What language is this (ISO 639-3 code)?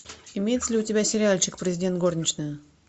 rus